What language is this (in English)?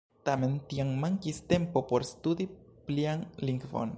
Esperanto